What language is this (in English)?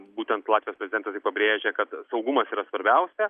Lithuanian